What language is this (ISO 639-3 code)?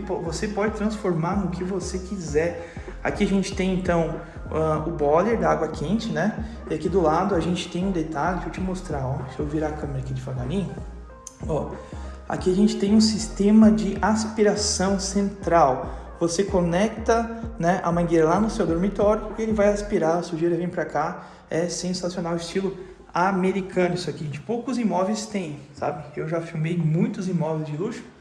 por